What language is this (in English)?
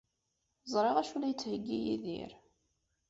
Kabyle